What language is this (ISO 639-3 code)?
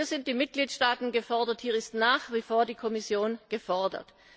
deu